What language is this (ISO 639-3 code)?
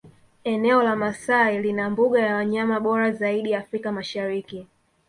swa